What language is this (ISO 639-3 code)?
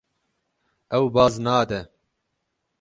kur